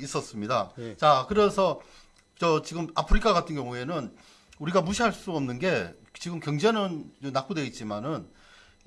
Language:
Korean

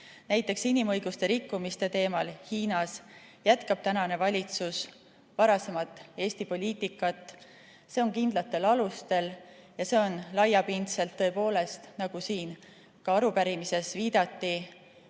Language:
Estonian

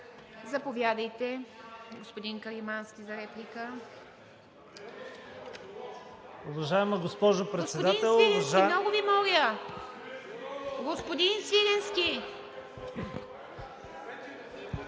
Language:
Bulgarian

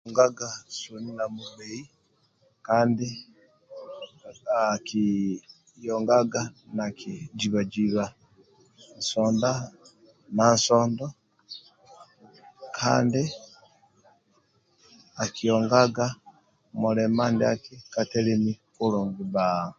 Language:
Amba (Uganda)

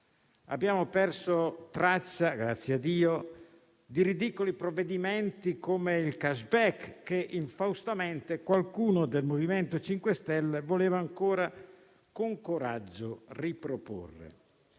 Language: Italian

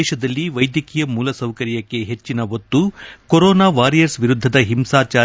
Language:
Kannada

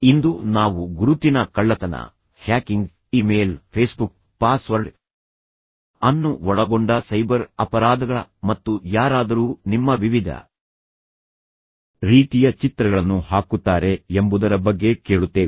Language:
Kannada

